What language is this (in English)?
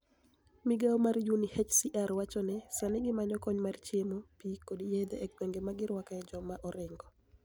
Luo (Kenya and Tanzania)